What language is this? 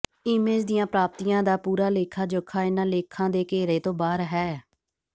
Punjabi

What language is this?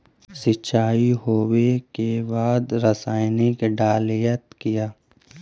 Magahi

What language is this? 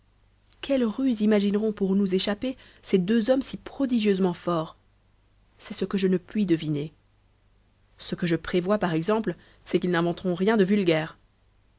French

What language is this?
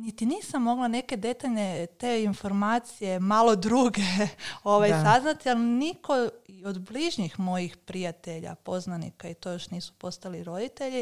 Croatian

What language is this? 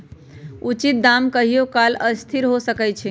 Magahi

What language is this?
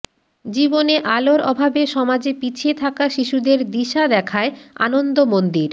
Bangla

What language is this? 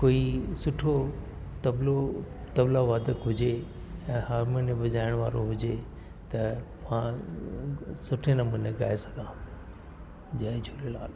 Sindhi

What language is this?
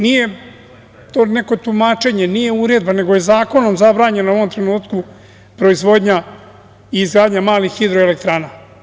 Serbian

